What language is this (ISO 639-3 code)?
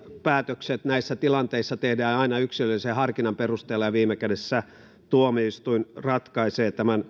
fin